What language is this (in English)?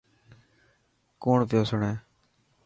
Dhatki